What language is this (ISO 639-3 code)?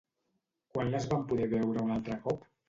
cat